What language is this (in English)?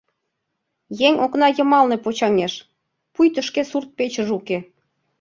Mari